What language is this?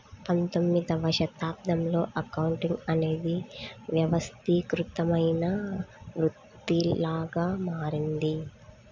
Telugu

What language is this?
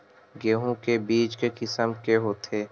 Chhattisgarhi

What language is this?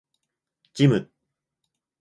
Japanese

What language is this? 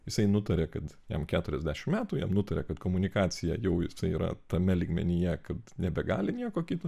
Lithuanian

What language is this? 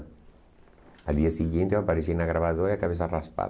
Portuguese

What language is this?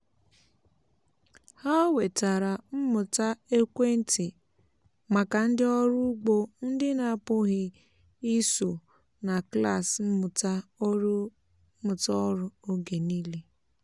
Igbo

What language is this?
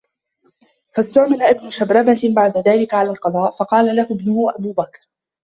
Arabic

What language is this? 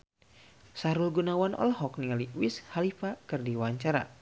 Sundanese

